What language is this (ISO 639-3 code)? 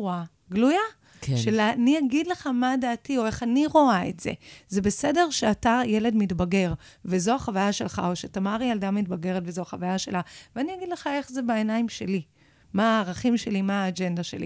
heb